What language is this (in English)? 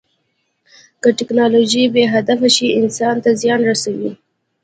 Pashto